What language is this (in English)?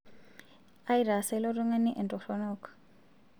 Masai